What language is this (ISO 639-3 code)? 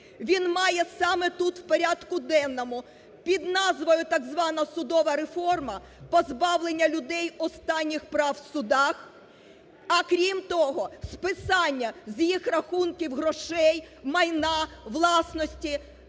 ukr